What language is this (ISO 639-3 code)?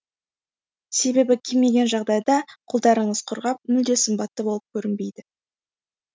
kaz